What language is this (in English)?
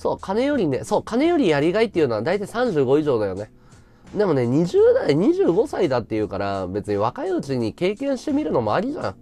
Japanese